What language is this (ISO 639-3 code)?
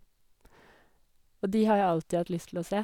nor